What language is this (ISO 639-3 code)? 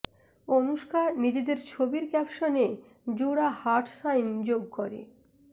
ben